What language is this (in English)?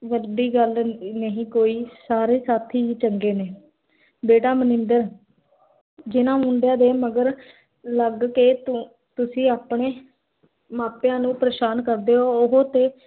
Punjabi